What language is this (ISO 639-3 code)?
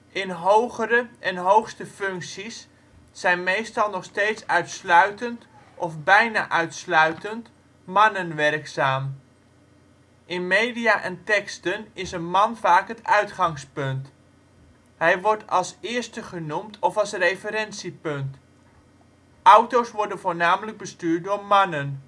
nld